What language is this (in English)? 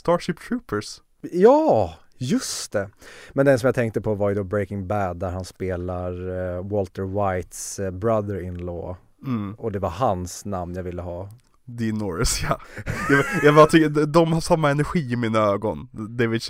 Swedish